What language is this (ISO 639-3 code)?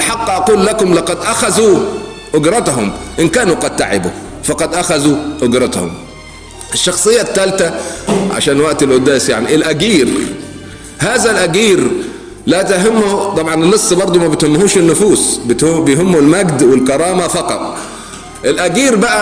ara